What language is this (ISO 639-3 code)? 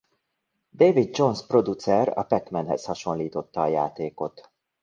hun